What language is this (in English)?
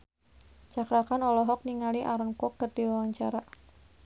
Sundanese